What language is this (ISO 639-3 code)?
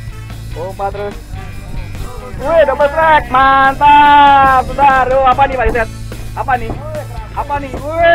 ind